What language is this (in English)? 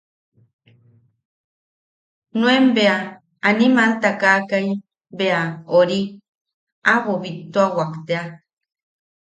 Yaqui